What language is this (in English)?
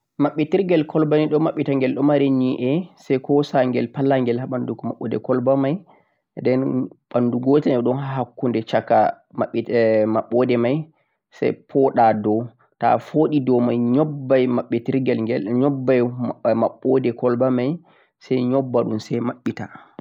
Central-Eastern Niger Fulfulde